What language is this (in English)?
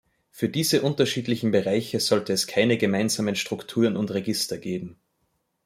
German